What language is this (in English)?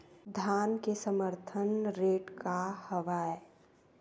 Chhattisgarhi